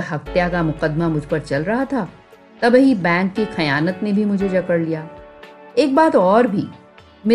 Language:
Hindi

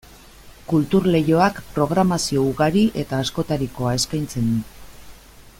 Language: Basque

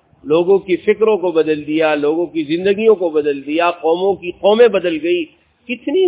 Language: Urdu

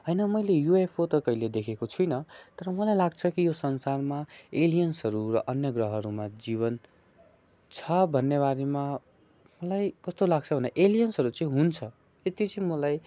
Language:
Nepali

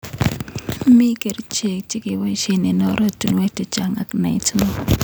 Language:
Kalenjin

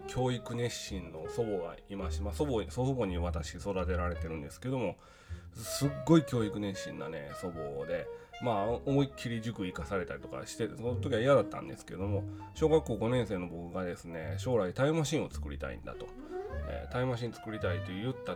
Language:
Japanese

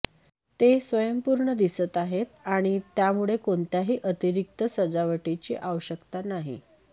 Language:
Marathi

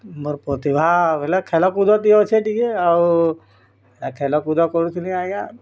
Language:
Odia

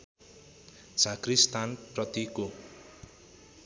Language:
Nepali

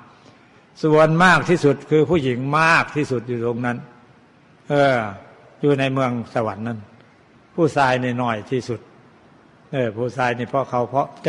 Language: Thai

